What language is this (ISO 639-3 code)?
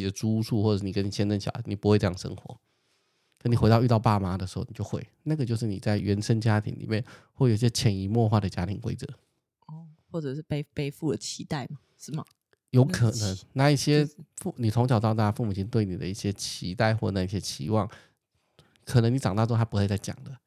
zho